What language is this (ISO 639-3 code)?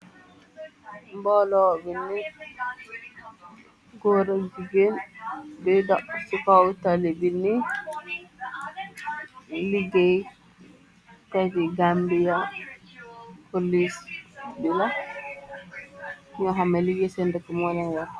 wol